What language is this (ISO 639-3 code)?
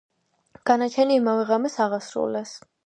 kat